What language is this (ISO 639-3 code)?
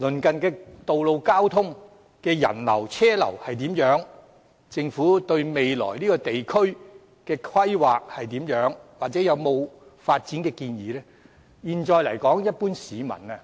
yue